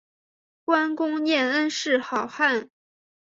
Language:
Chinese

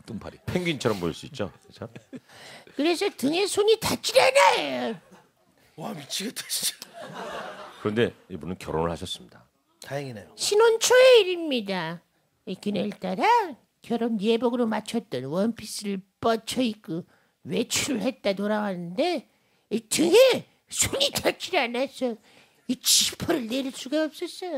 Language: Korean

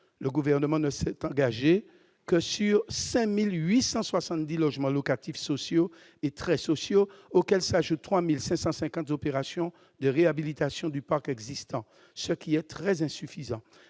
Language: French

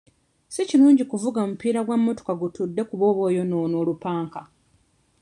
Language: Ganda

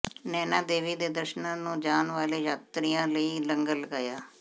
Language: Punjabi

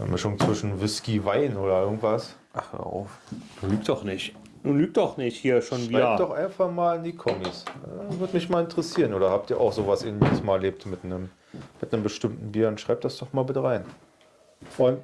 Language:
German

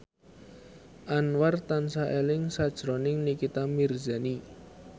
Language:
Javanese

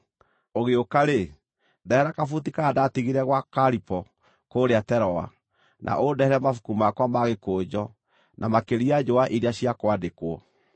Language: Kikuyu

